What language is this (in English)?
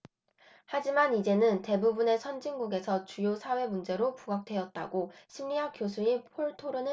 Korean